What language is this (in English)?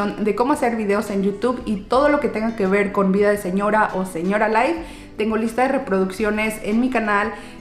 Spanish